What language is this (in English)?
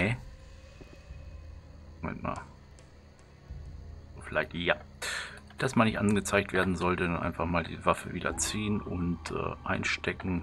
German